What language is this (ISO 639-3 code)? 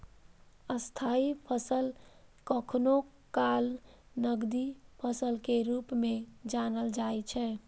mai